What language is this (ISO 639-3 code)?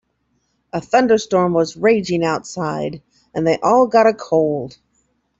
eng